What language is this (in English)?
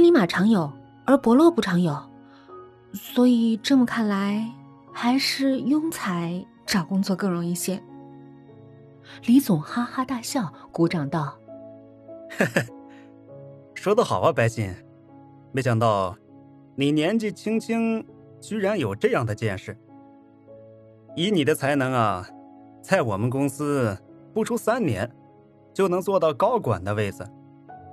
Chinese